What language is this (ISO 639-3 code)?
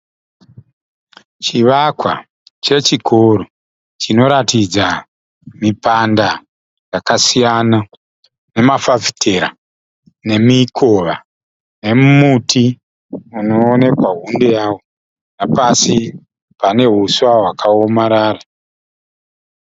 sna